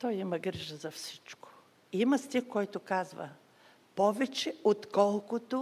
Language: Bulgarian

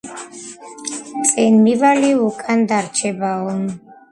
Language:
Georgian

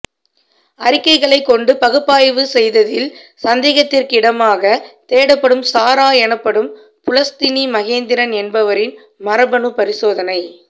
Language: Tamil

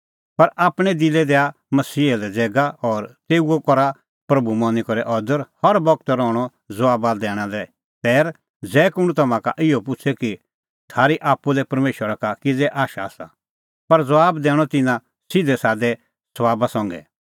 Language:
Kullu Pahari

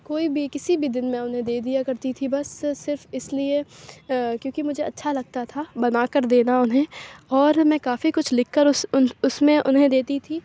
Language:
Urdu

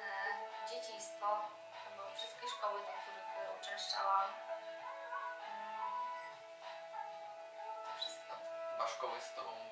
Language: Polish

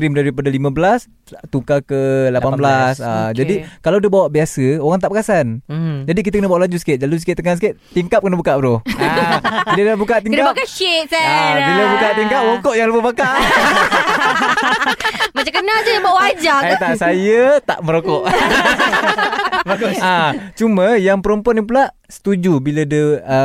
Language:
Malay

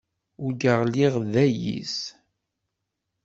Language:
Kabyle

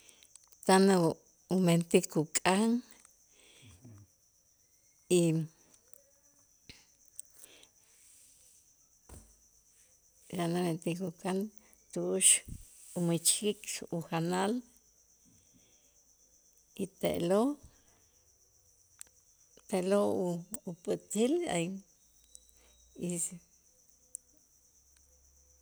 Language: Itzá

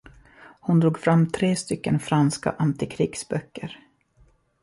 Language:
Swedish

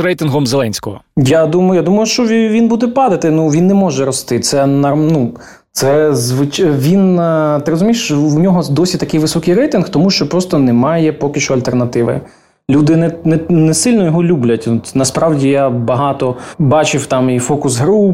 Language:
Ukrainian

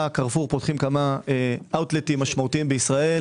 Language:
Hebrew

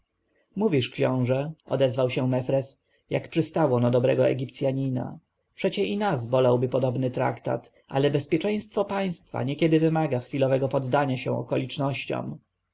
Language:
Polish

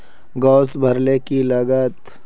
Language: Magahi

